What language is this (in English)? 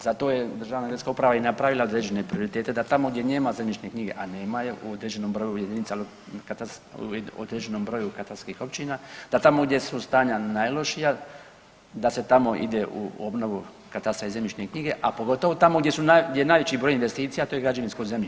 Croatian